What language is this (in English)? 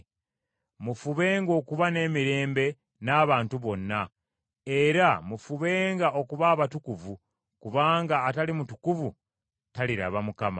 Ganda